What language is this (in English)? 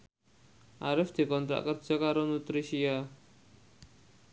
Javanese